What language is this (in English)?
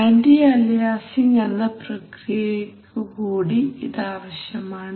Malayalam